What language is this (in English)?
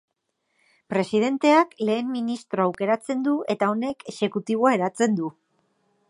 Basque